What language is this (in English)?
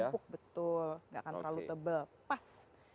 Indonesian